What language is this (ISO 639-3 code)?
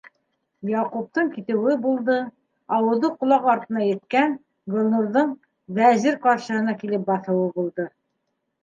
bak